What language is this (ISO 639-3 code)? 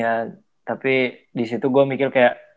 ind